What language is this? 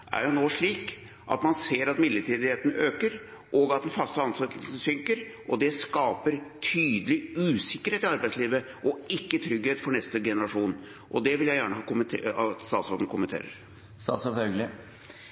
Norwegian Bokmål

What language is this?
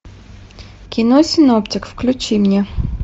Russian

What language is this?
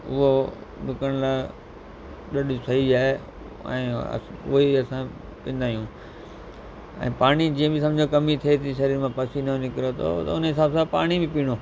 Sindhi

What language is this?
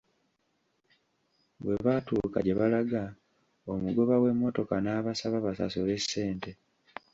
Ganda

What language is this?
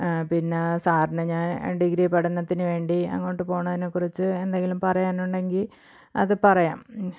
Malayalam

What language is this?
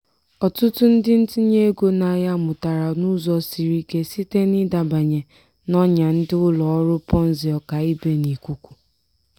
Igbo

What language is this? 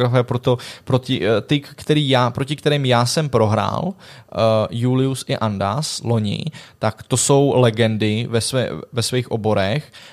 Czech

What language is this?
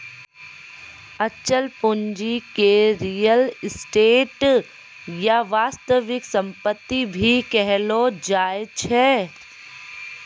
Maithili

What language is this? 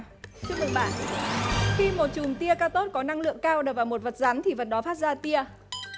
Vietnamese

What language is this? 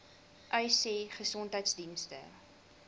Afrikaans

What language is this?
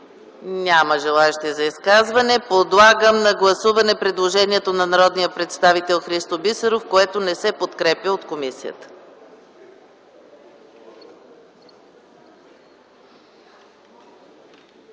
Bulgarian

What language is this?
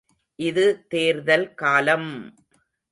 Tamil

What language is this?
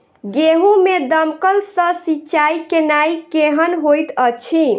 Maithili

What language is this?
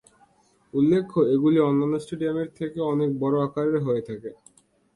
Bangla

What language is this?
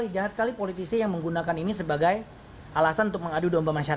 Indonesian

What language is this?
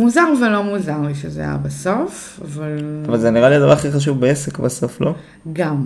Hebrew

